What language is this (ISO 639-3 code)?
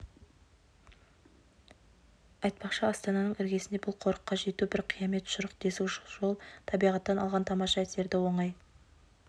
kaz